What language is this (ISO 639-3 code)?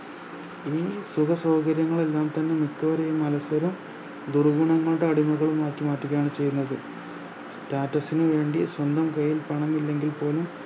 mal